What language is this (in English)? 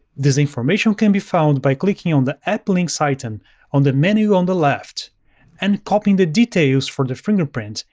English